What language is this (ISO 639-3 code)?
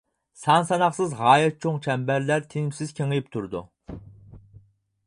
uig